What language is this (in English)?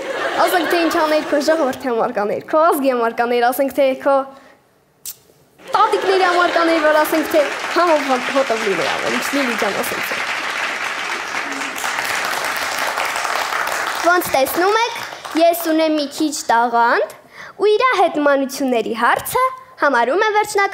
Turkish